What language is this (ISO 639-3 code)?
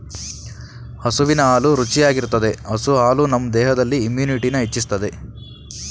kan